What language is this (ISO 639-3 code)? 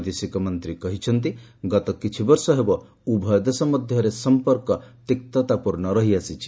ori